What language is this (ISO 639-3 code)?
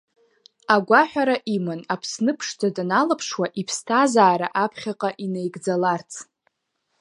abk